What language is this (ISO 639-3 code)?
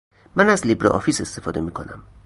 fas